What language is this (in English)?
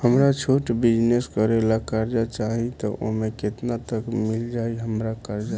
Bhojpuri